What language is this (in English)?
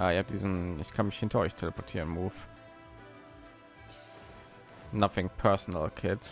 German